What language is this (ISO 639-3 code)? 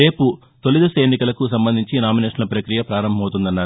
tel